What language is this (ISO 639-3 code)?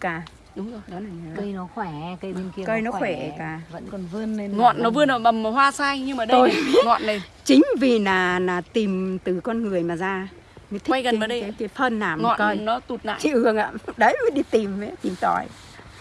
vie